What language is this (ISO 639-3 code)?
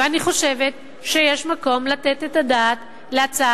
heb